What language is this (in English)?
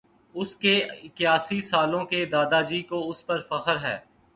Urdu